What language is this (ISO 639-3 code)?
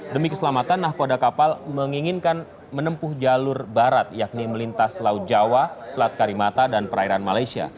ind